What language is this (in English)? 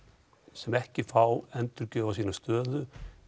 Icelandic